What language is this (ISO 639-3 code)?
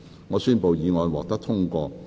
yue